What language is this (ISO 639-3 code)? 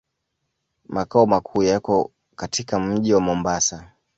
swa